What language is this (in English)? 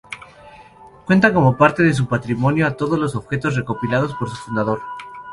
Spanish